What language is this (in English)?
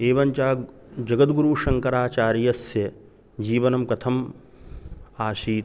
Sanskrit